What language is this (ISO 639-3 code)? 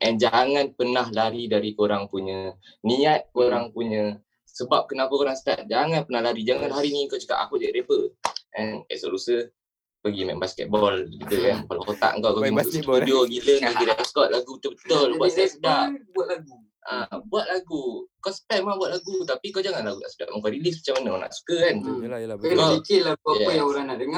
msa